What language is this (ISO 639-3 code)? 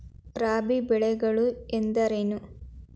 kan